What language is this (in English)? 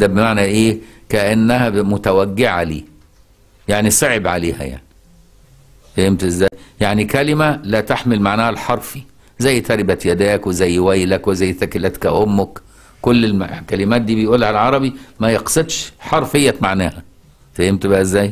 Arabic